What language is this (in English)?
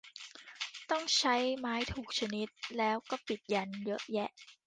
Thai